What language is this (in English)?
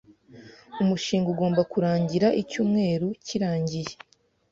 Kinyarwanda